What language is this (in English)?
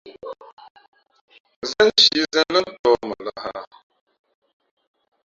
Fe'fe'